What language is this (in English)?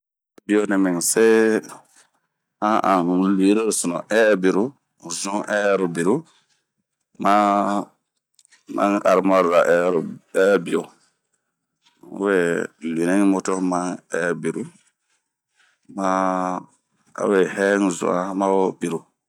Bomu